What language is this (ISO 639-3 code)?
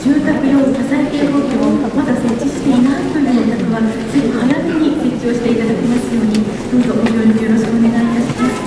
jpn